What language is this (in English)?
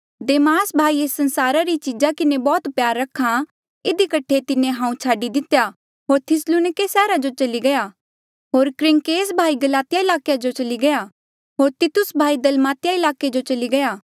Mandeali